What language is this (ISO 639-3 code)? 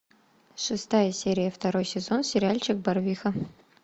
rus